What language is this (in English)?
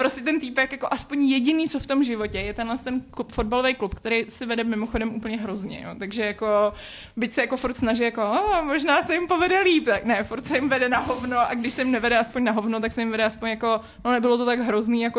Czech